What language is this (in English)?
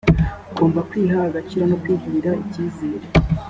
Kinyarwanda